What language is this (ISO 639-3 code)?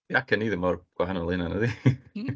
cym